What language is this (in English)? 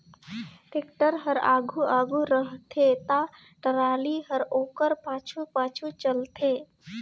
Chhattisgarhi